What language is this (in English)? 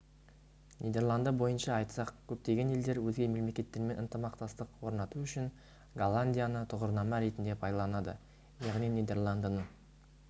Kazakh